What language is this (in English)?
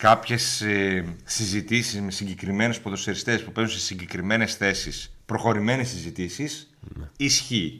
Greek